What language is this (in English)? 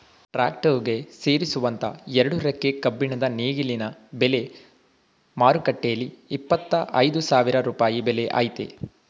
Kannada